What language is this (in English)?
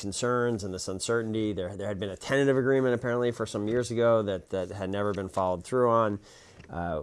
English